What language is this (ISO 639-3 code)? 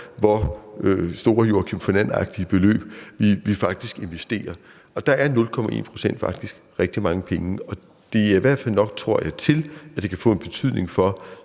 dan